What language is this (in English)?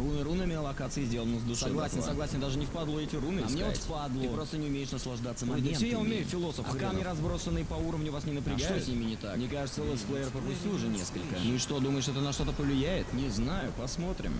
Russian